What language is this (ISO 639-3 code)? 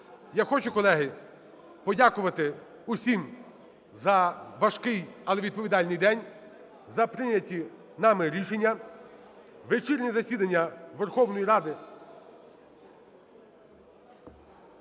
ukr